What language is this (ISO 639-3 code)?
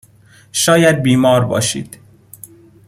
fas